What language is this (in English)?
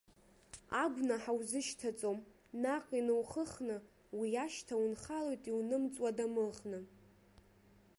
Abkhazian